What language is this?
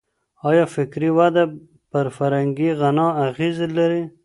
Pashto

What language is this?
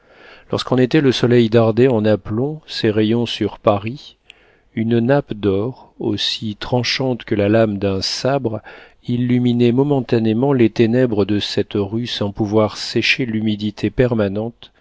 French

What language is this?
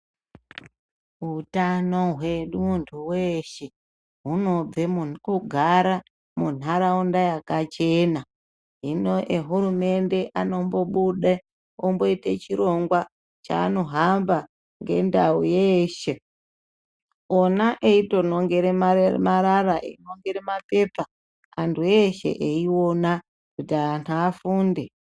Ndau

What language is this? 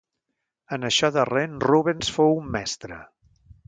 Catalan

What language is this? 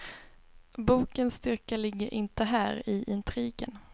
Swedish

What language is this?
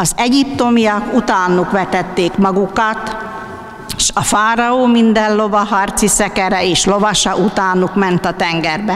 Hungarian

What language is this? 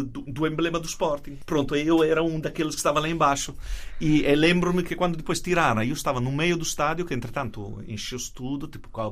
Portuguese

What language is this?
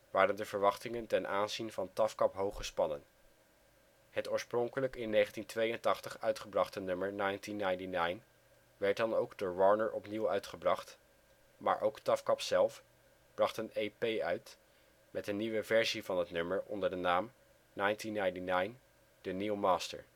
Dutch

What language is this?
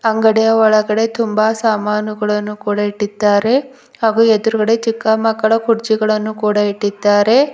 Kannada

